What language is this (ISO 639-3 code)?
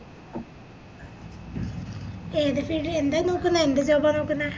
mal